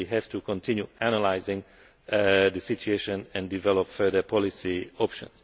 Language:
English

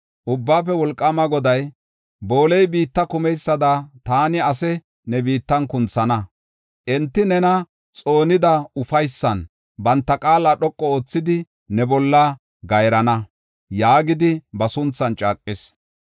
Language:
Gofa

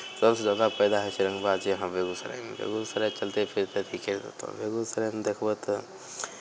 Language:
Maithili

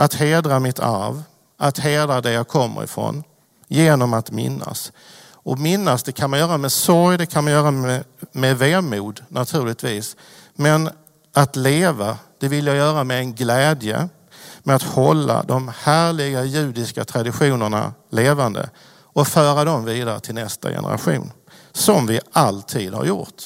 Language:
Swedish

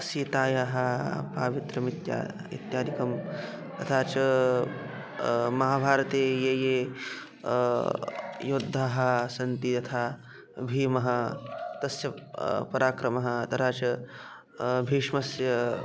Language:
Sanskrit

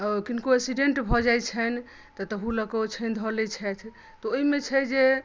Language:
Maithili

